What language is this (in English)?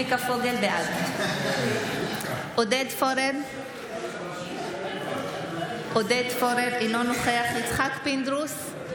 Hebrew